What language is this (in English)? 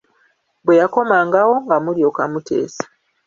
Ganda